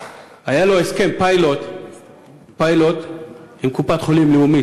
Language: Hebrew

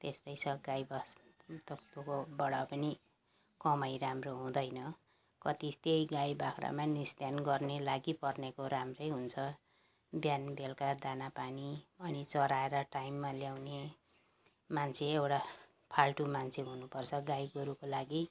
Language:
Nepali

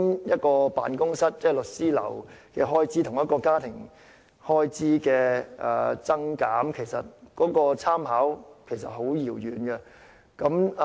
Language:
Cantonese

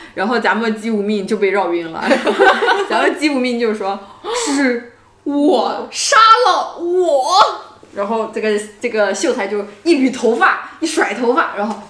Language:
Chinese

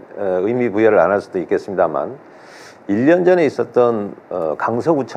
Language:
Korean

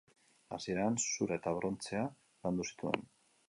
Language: Basque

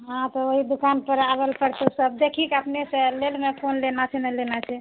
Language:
Maithili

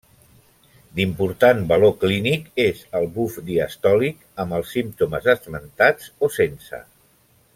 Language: Catalan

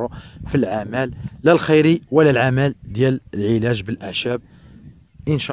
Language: Arabic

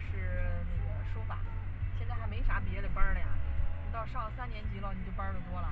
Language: Chinese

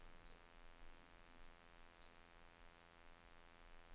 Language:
Norwegian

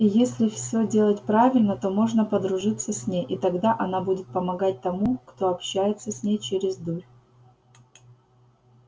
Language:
Russian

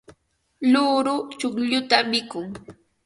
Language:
Ambo-Pasco Quechua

